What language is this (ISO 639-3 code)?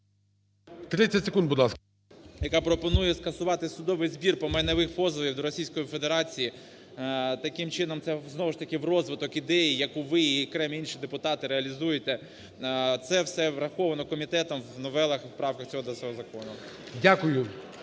ukr